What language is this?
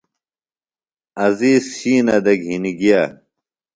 Phalura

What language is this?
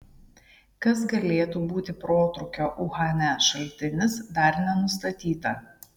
Lithuanian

